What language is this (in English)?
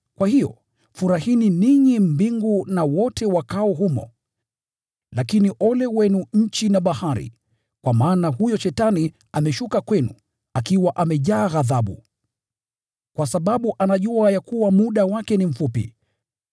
Swahili